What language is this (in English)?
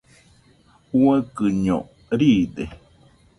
Nüpode Huitoto